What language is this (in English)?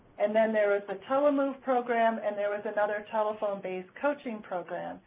English